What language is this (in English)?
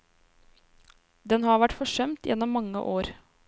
Norwegian